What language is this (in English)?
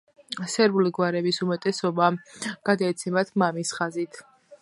Georgian